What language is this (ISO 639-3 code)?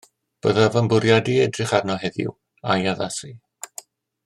cym